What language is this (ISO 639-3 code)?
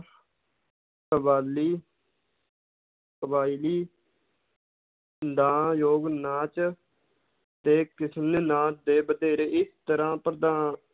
pan